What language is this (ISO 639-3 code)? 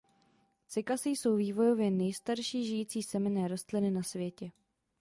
ces